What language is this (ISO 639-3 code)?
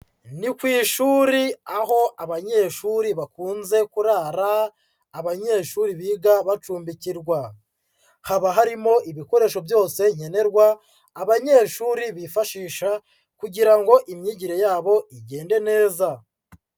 kin